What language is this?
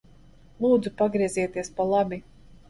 Latvian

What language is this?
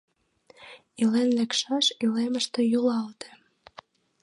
Mari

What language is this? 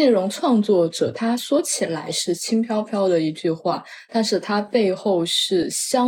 Chinese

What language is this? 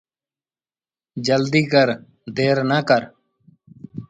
Sindhi Bhil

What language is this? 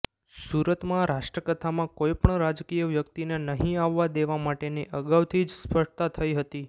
Gujarati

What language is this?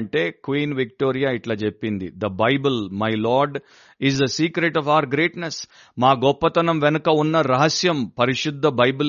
Telugu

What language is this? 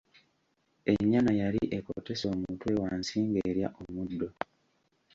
Ganda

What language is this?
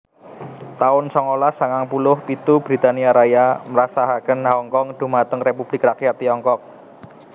Javanese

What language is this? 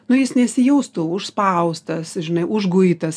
Lithuanian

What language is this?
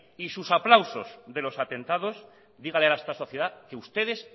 Spanish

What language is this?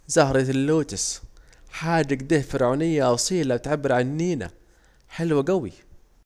Saidi Arabic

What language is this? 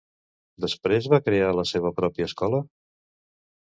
Catalan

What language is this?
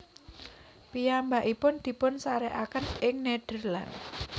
Javanese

